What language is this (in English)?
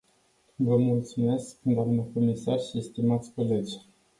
Romanian